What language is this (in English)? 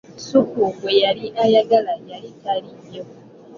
Ganda